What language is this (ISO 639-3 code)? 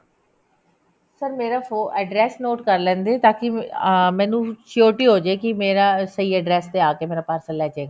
pan